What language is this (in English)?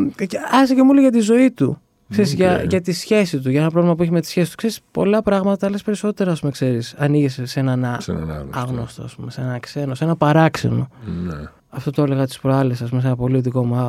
Greek